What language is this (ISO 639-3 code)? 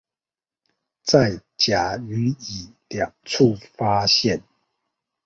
zho